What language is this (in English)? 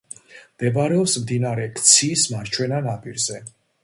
Georgian